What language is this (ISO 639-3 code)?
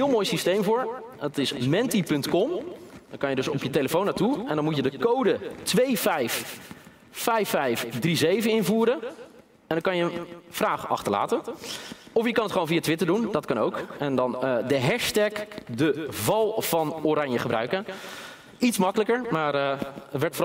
nld